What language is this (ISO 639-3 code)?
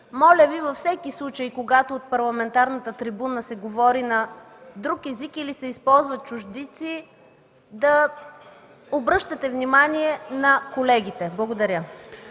bul